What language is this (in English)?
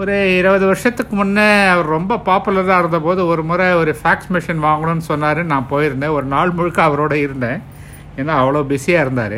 Tamil